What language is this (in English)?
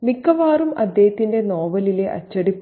Malayalam